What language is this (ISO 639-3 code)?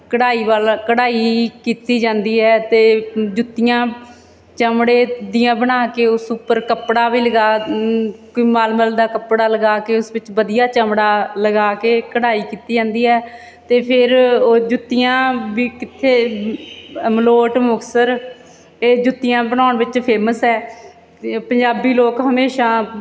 pan